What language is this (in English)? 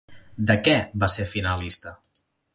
Catalan